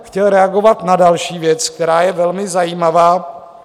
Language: Czech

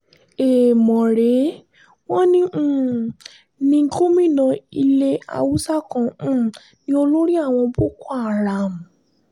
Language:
Yoruba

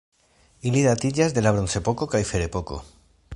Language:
Esperanto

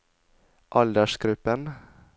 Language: Norwegian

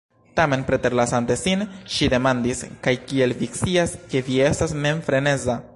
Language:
Esperanto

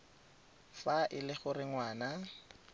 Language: Tswana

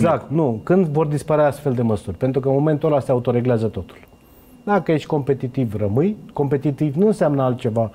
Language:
Romanian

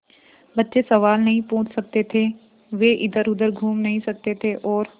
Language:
Hindi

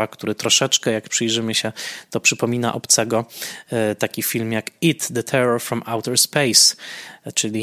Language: Polish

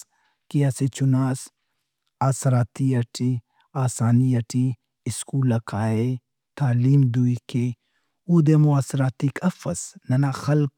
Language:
Brahui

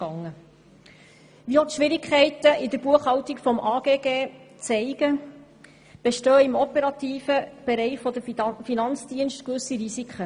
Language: Swiss German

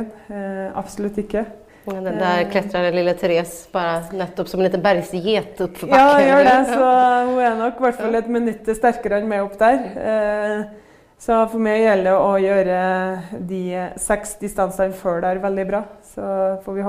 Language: Swedish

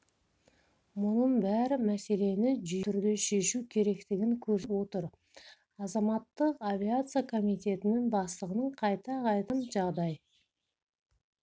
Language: Kazakh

